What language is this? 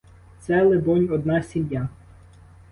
Ukrainian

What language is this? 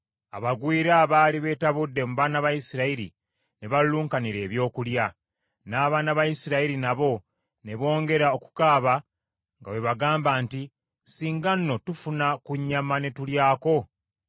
Ganda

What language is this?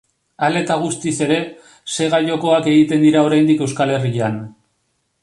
Basque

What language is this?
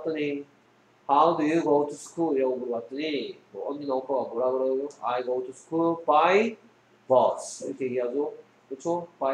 Korean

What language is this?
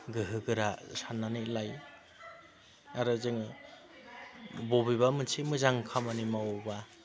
Bodo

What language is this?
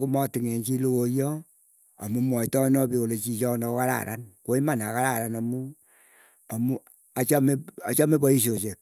Keiyo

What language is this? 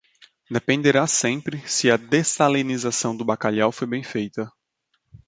Portuguese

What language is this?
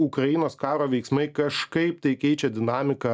Lithuanian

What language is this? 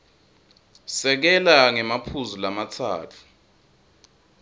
Swati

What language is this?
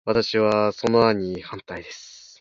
Japanese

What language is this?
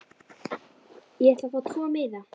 Icelandic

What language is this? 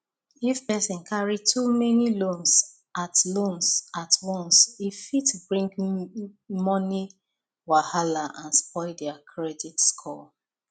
Nigerian Pidgin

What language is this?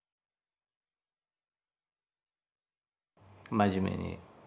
Japanese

